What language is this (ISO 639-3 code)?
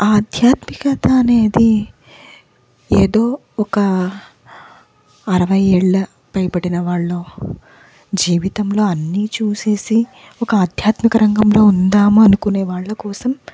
tel